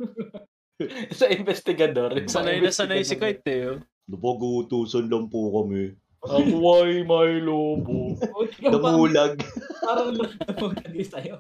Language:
Filipino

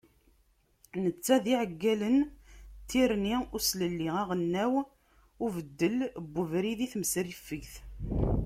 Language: Kabyle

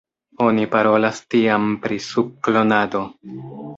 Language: Esperanto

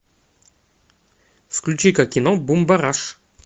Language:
Russian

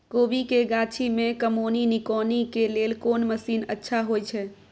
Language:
Maithili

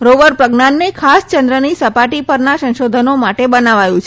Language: Gujarati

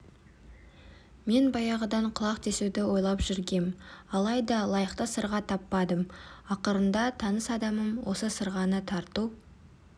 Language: Kazakh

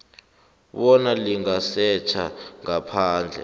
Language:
South Ndebele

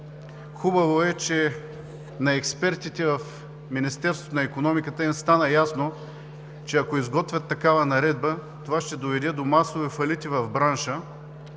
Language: Bulgarian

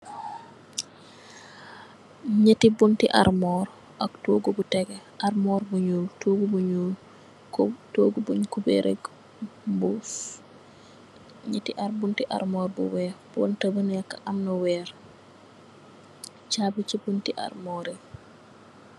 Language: Wolof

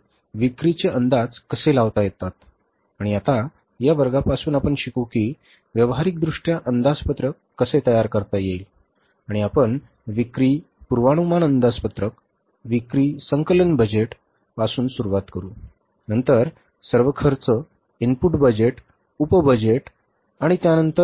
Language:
Marathi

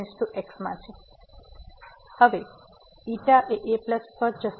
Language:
Gujarati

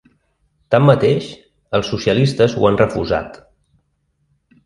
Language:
Catalan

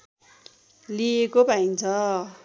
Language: Nepali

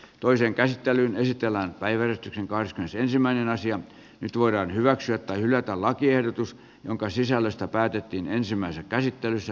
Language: Finnish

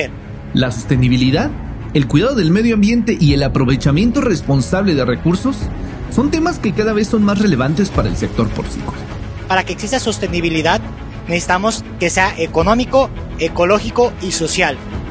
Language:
Spanish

